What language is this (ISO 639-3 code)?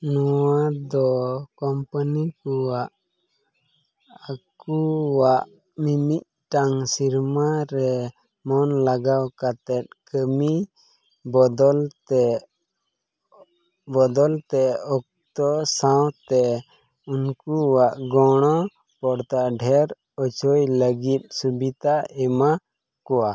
sat